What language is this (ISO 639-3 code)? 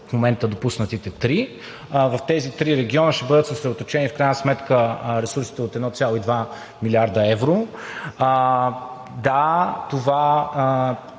bul